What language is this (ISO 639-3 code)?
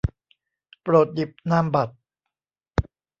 tha